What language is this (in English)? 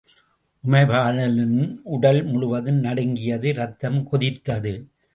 Tamil